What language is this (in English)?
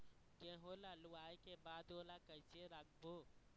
Chhattisgarhi